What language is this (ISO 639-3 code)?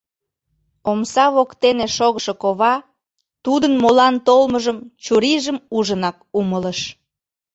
chm